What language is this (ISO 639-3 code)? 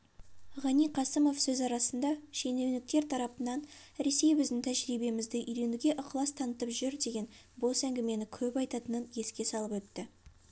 kaz